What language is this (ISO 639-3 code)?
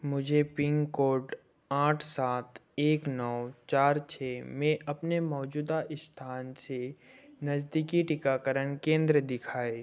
hin